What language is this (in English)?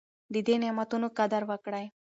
Pashto